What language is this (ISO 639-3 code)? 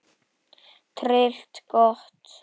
isl